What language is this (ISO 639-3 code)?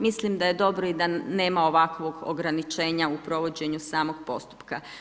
hrv